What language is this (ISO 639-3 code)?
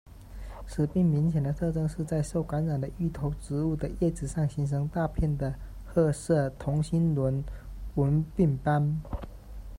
zho